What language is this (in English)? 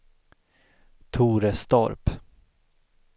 Swedish